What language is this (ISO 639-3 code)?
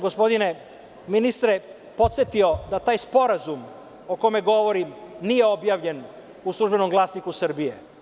srp